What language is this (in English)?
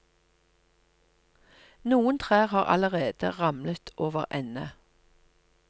Norwegian